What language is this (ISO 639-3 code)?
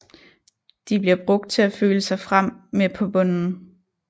dan